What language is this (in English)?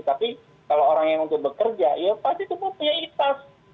Indonesian